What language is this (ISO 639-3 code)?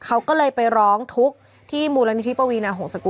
tha